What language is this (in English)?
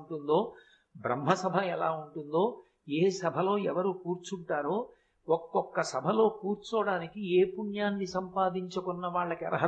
Telugu